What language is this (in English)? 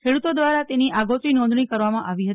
Gujarati